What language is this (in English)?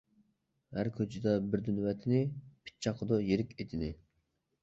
Uyghur